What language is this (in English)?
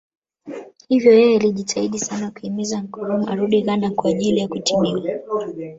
Swahili